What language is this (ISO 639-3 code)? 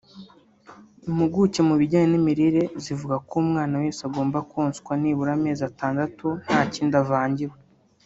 kin